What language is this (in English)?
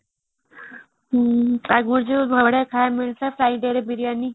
Odia